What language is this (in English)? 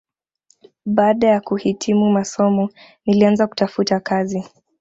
Swahili